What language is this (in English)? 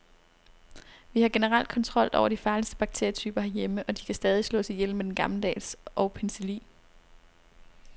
Danish